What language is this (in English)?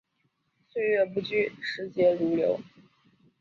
Chinese